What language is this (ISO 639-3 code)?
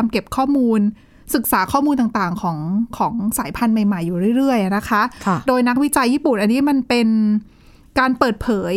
tha